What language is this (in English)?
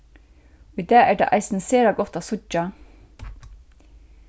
Faroese